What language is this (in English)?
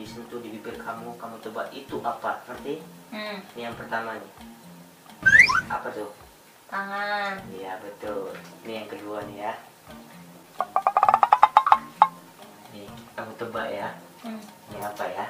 Indonesian